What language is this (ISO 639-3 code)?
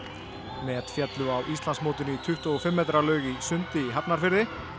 isl